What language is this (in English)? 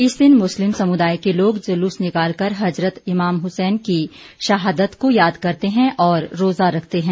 Hindi